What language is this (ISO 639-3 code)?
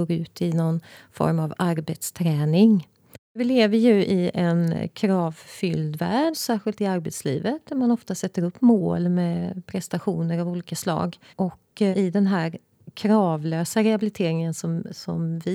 swe